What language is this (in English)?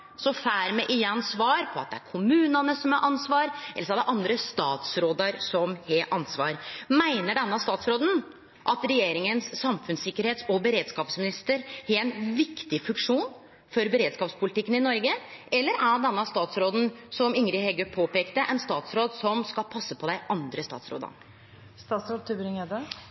Norwegian Nynorsk